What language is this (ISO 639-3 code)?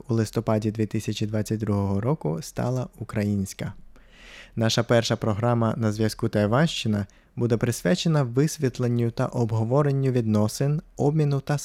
ukr